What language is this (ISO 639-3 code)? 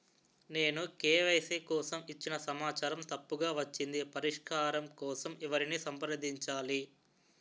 tel